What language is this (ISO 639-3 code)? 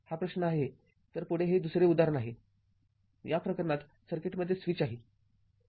mar